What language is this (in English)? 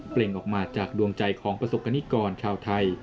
Thai